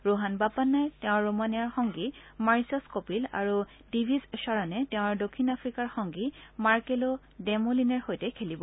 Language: Assamese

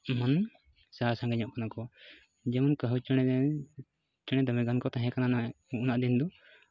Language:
Santali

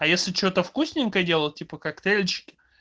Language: Russian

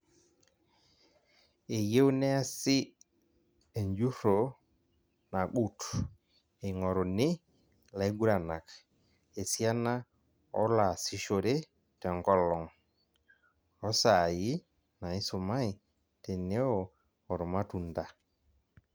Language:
Masai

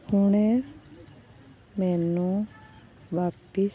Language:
Punjabi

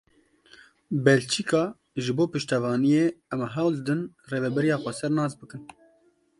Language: Kurdish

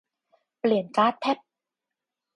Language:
Thai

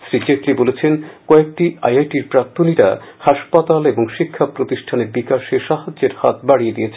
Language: Bangla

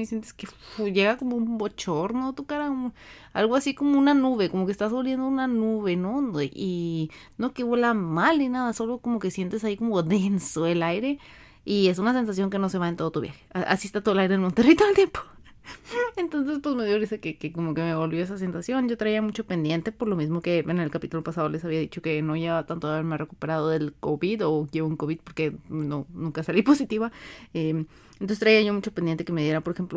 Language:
Spanish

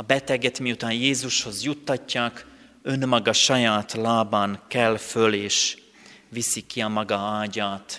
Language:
Hungarian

